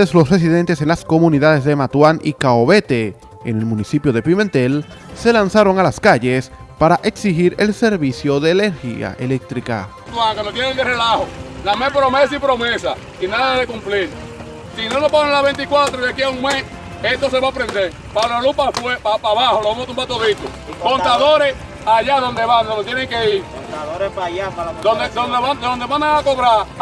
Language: Spanish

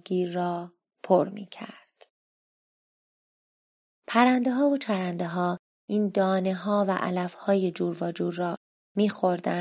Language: Persian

